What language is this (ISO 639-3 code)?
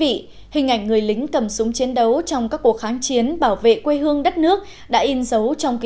vie